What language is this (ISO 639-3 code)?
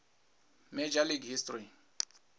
ven